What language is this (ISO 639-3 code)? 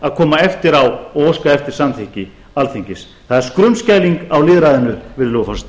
isl